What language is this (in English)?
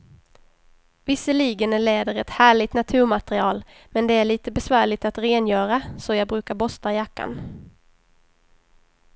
Swedish